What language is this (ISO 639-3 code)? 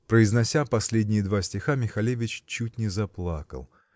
rus